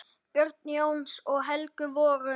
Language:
Icelandic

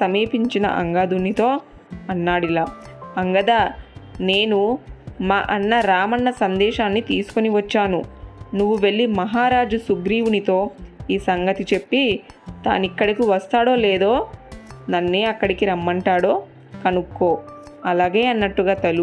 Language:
Telugu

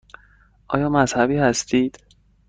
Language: Persian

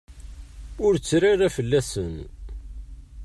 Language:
Kabyle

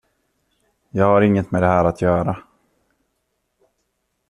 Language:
Swedish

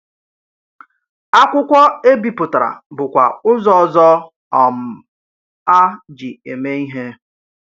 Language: Igbo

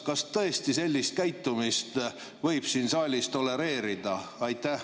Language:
Estonian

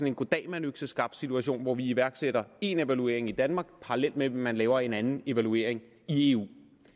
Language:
Danish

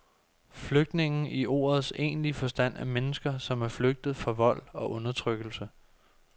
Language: Danish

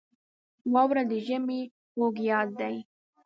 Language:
Pashto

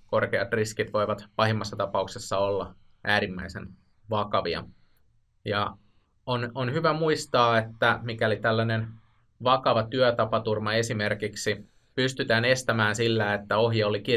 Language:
Finnish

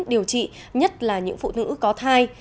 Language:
Vietnamese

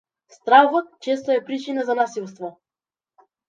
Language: Macedonian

